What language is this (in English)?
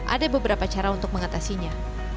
Indonesian